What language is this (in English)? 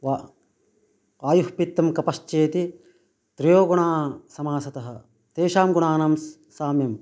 Sanskrit